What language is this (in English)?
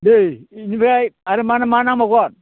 Bodo